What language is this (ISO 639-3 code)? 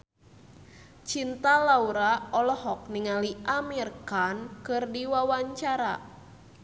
sun